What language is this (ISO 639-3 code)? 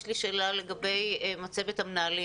heb